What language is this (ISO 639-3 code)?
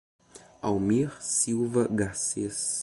por